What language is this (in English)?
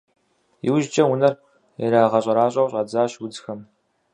Kabardian